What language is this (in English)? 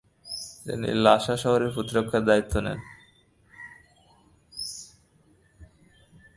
Bangla